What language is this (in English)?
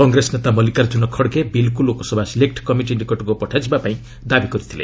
Odia